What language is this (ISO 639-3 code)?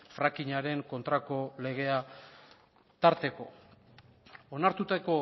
eus